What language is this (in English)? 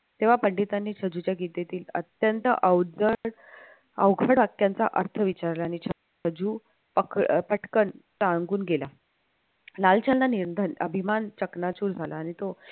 Marathi